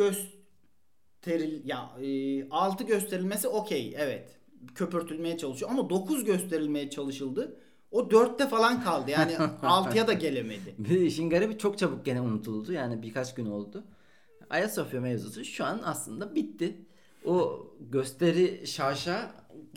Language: Turkish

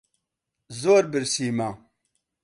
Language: Central Kurdish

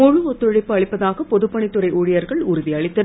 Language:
Tamil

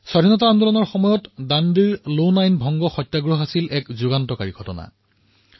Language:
Assamese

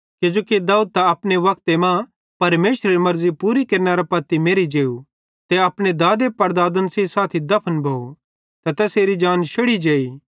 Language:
Bhadrawahi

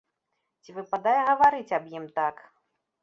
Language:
Belarusian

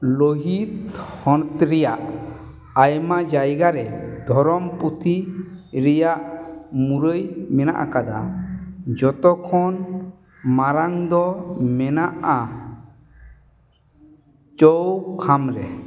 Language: Santali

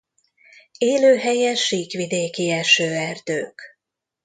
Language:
Hungarian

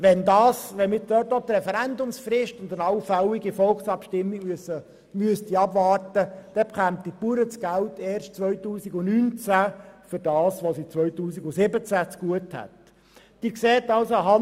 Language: Swiss German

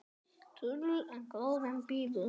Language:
Icelandic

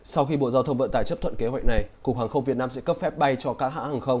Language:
Vietnamese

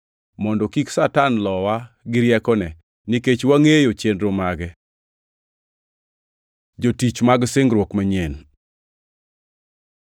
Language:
Luo (Kenya and Tanzania)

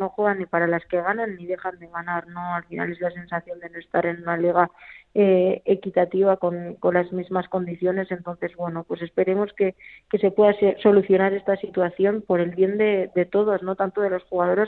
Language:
Spanish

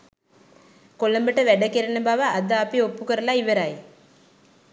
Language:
Sinhala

